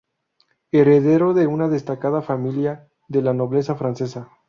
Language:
Spanish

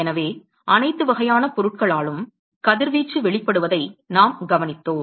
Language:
Tamil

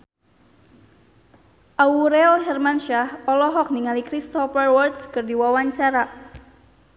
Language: Sundanese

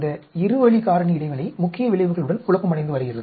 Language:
Tamil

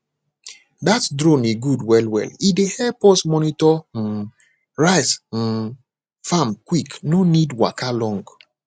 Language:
Nigerian Pidgin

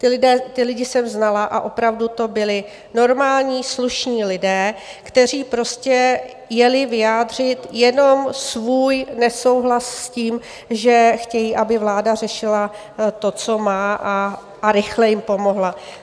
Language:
Czech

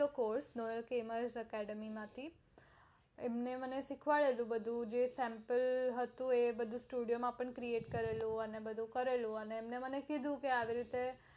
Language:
Gujarati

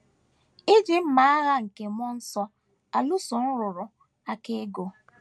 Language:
Igbo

